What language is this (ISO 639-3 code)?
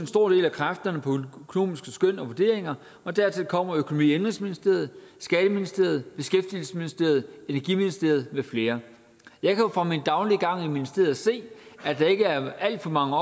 dan